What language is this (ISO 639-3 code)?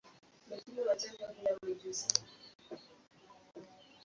swa